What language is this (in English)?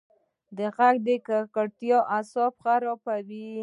Pashto